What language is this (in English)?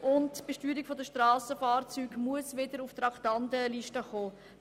Swiss German